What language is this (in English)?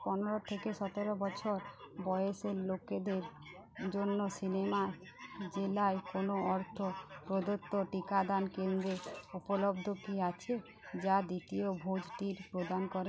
Bangla